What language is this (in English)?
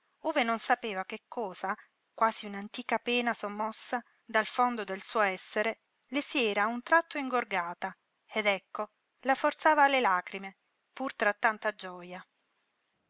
Italian